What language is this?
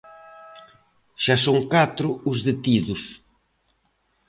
Galician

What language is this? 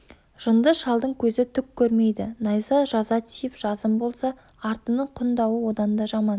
Kazakh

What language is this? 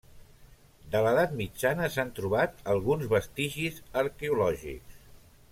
Catalan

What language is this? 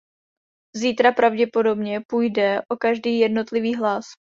Czech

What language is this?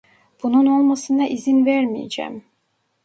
Turkish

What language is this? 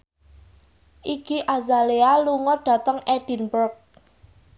Javanese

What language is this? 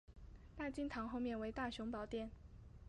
Chinese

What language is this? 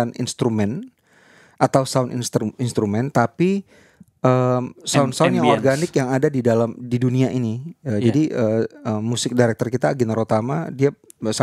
Indonesian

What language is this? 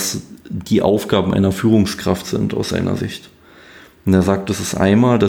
German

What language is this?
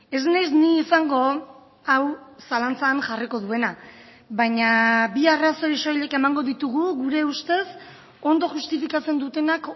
Basque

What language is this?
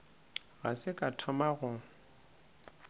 Northern Sotho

